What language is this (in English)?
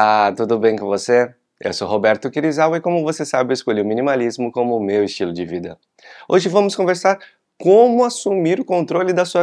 Portuguese